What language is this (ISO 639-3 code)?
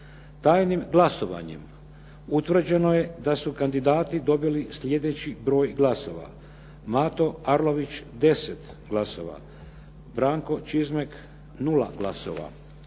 hrv